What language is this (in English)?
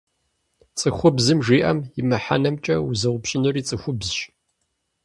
Kabardian